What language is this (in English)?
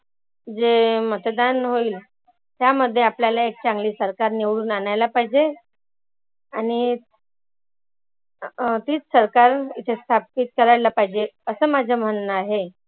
Marathi